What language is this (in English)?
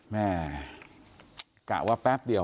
Thai